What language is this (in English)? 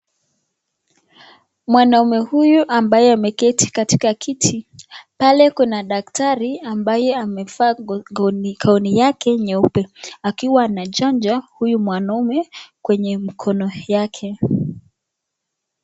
Swahili